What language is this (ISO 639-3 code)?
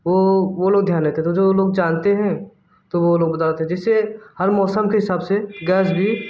hin